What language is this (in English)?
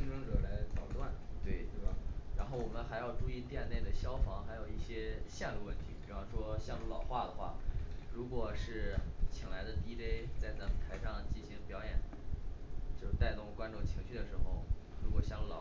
Chinese